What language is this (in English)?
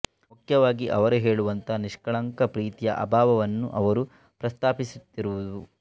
Kannada